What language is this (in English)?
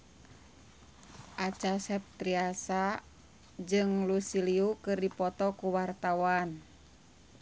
Sundanese